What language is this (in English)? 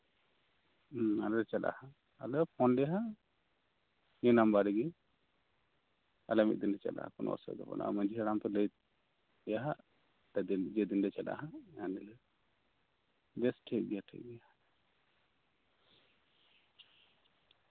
Santali